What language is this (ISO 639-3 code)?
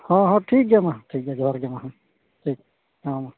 sat